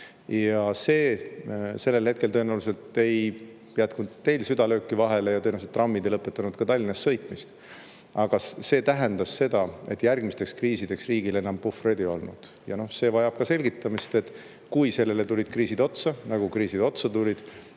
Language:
Estonian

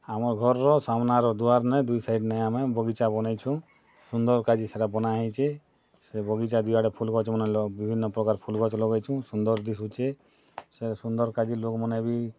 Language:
Odia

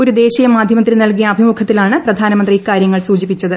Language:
Malayalam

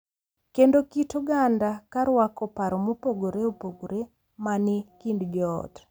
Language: Luo (Kenya and Tanzania)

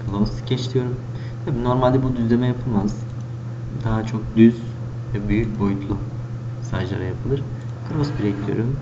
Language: Turkish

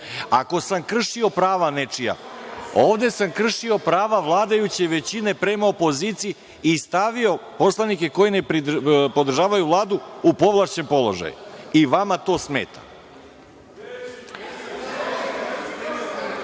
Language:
Serbian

